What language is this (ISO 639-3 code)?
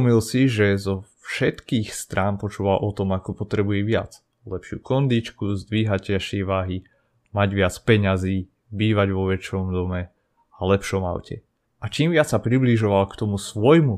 slk